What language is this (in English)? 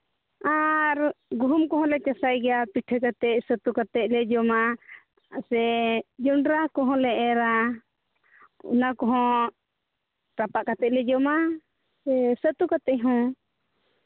Santali